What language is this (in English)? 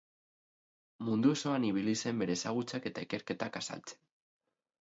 Basque